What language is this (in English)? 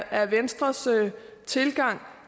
Danish